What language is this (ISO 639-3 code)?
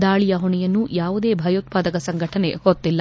kan